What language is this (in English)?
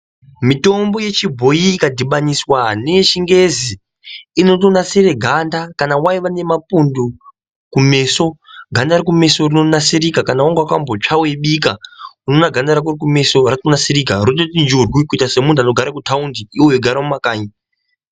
Ndau